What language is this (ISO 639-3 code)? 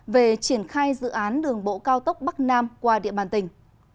vie